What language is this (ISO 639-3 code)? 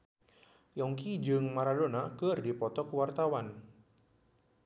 sun